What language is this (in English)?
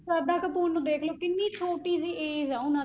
Punjabi